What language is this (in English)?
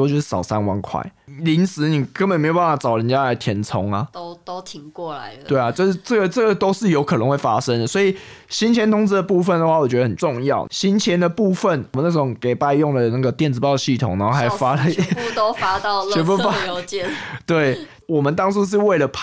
Chinese